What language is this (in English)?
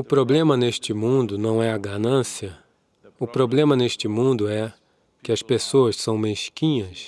Portuguese